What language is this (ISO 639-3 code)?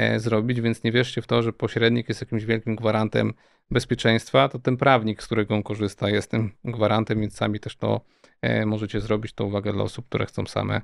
pol